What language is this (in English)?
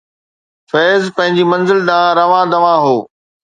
Sindhi